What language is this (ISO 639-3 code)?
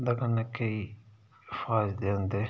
doi